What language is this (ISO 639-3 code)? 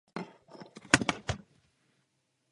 ces